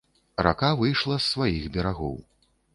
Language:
Belarusian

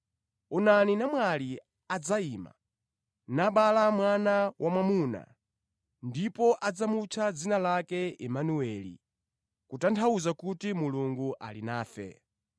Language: Nyanja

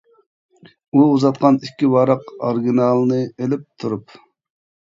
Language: Uyghur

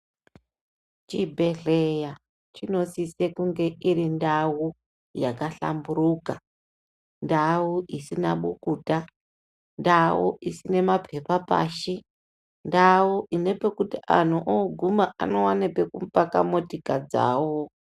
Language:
Ndau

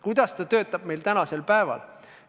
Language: Estonian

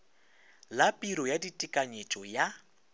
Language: Northern Sotho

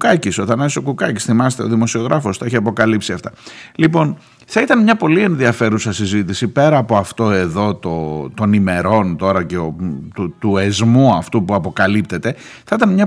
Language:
Greek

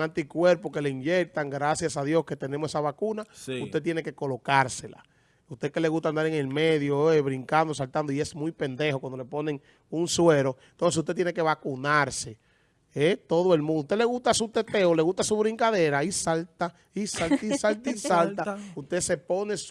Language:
Spanish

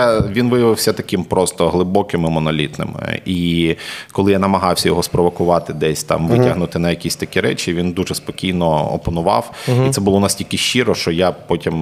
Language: Ukrainian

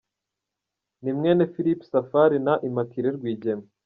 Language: Kinyarwanda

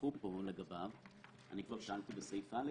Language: Hebrew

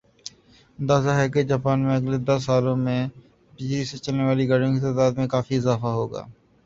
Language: Urdu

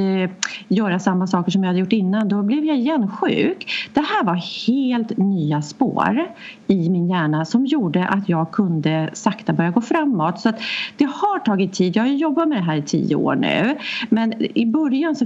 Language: Swedish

